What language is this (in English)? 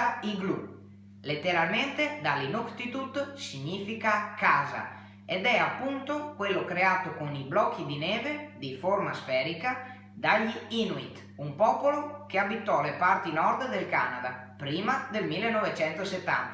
Italian